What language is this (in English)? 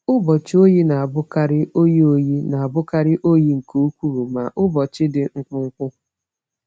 Igbo